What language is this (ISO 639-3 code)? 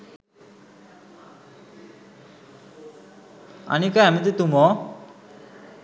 sin